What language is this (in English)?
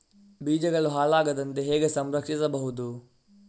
Kannada